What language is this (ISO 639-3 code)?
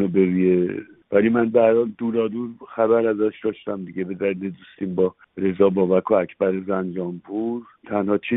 fas